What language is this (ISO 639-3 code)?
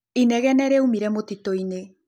kik